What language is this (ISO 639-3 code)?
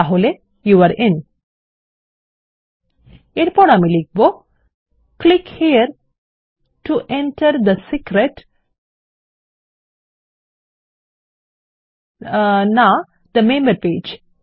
ben